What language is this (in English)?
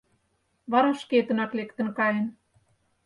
Mari